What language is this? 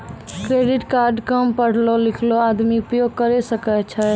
Maithili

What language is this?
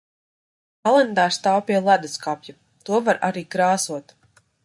Latvian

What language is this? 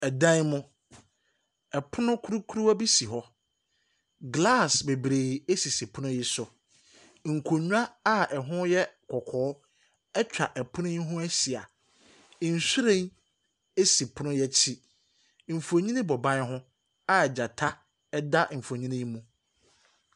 Akan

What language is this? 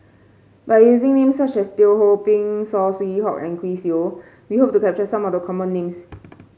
English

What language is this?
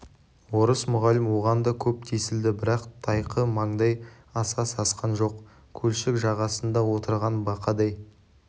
Kazakh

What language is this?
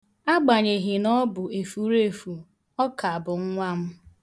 Igbo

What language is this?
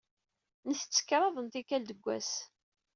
Kabyle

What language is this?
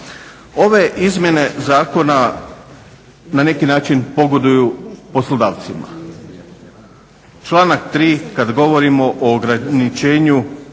Croatian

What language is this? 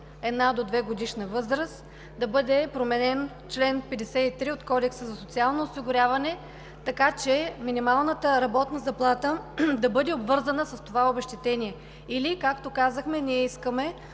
Bulgarian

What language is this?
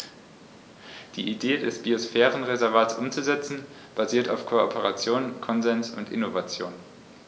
German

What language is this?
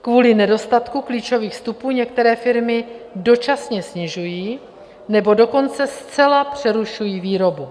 Czech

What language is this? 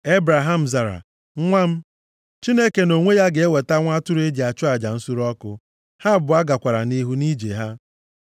Igbo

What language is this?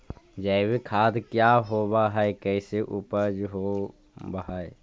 Magahi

